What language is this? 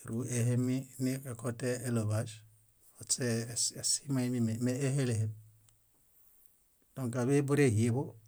Bayot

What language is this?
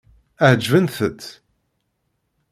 Kabyle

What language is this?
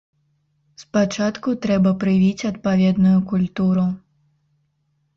Belarusian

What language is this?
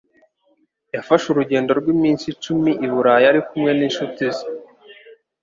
Kinyarwanda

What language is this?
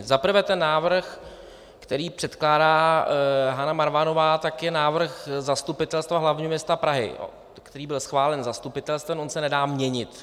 Czech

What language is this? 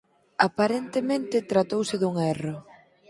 Galician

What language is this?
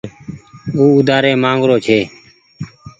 Goaria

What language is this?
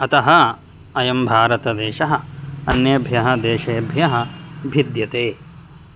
Sanskrit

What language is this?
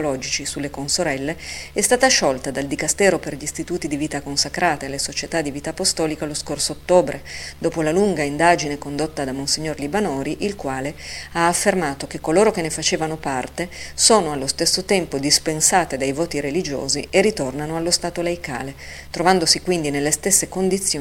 Italian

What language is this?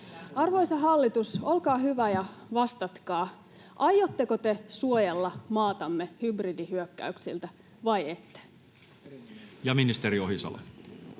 Finnish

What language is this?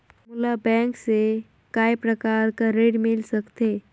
Chhattisgarhi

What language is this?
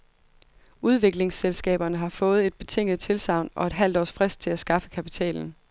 Danish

